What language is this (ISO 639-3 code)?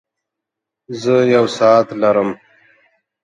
pus